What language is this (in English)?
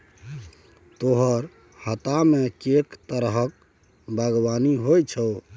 Maithili